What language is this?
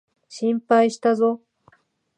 Japanese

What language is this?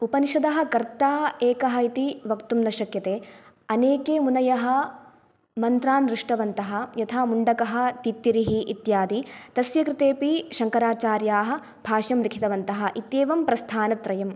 Sanskrit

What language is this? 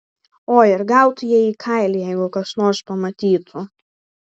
Lithuanian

